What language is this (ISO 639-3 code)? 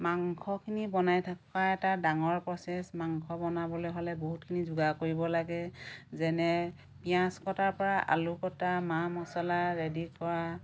asm